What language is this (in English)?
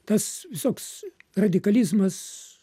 Lithuanian